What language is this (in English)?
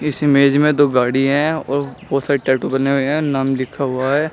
Hindi